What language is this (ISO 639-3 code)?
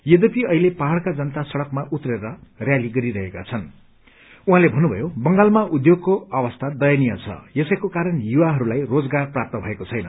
nep